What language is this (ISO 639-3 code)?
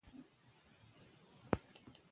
pus